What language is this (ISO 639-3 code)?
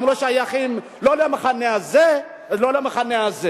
heb